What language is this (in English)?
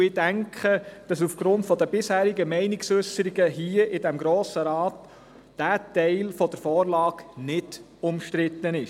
Swiss German